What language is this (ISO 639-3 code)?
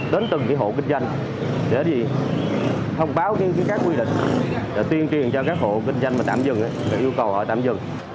vie